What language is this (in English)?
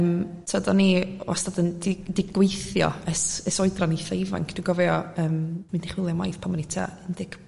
Welsh